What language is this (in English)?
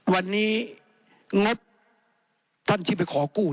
Thai